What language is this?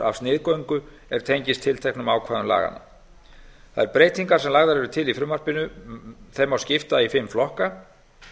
Icelandic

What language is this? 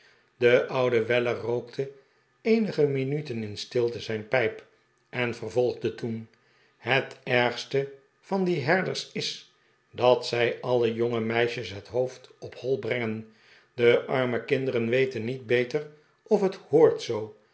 Dutch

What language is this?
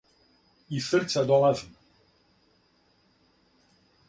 Serbian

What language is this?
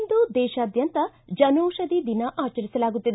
Kannada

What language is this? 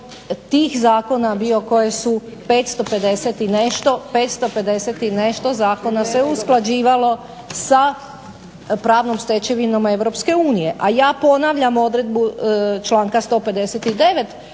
Croatian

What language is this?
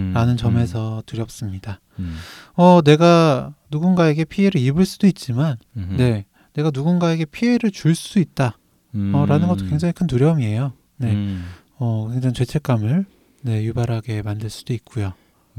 Korean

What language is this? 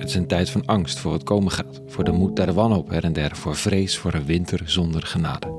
Dutch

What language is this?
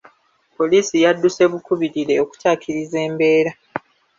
Ganda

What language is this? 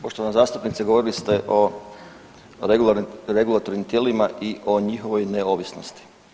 Croatian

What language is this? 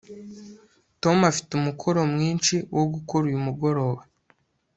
Kinyarwanda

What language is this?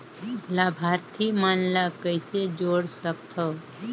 Chhattisgarhi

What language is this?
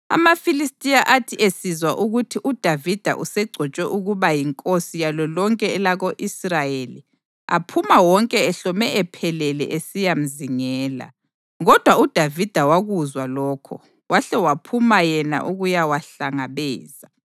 North Ndebele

